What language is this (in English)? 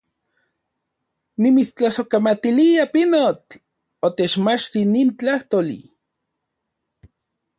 Central Puebla Nahuatl